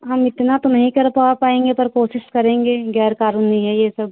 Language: Hindi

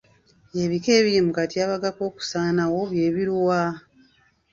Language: Ganda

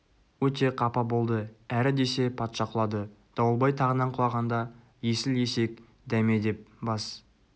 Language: Kazakh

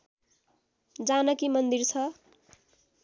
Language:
Nepali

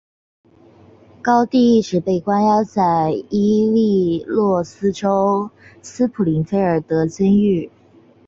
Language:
Chinese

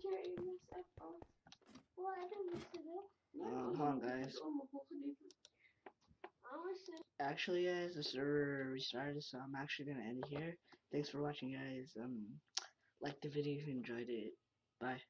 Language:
English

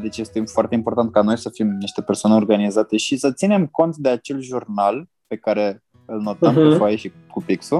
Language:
Romanian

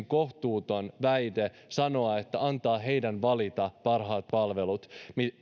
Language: Finnish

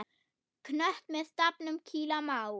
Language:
Icelandic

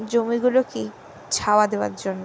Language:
Bangla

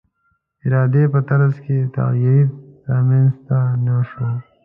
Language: Pashto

